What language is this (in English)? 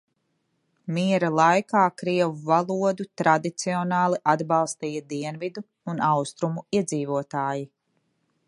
Latvian